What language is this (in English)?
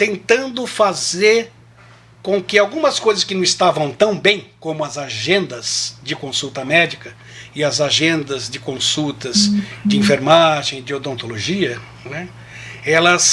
Portuguese